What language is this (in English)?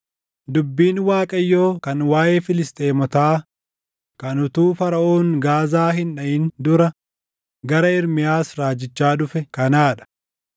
Oromo